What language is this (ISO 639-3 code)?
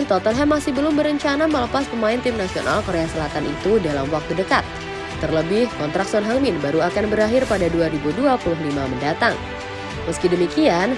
ind